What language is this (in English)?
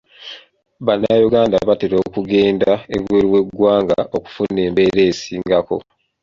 Ganda